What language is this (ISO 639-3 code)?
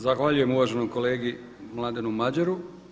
hrv